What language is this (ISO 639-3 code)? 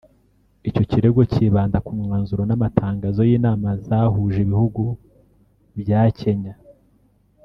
kin